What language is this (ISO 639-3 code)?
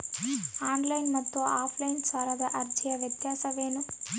kan